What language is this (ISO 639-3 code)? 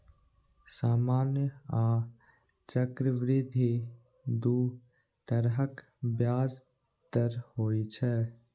mai